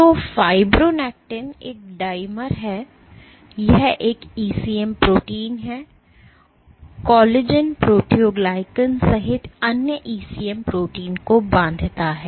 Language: Hindi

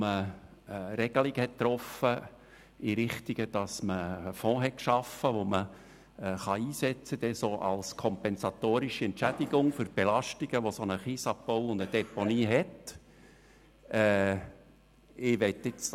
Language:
Swiss German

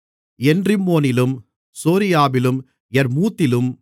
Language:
Tamil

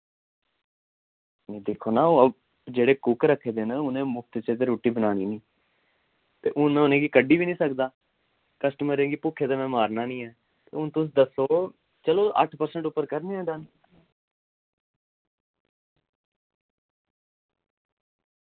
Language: Dogri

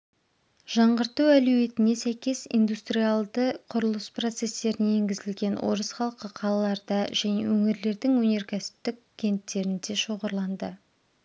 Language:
Kazakh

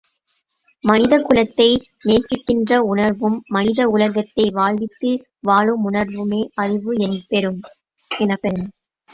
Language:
Tamil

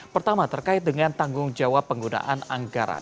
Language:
Indonesian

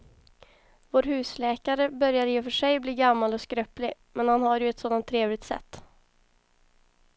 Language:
Swedish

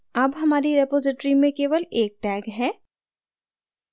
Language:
Hindi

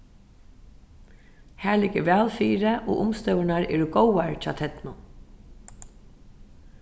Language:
Faroese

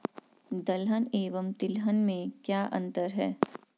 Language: Hindi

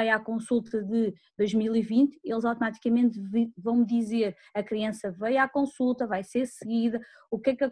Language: Portuguese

